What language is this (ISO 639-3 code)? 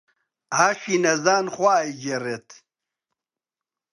ckb